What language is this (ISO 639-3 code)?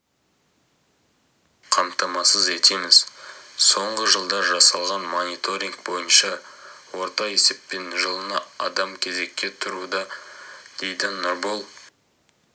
kaz